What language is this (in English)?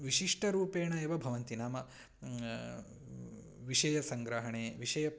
Sanskrit